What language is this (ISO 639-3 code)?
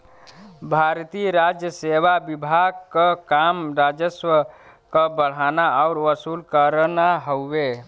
bho